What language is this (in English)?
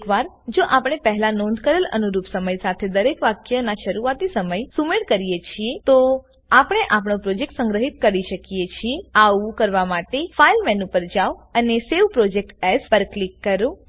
Gujarati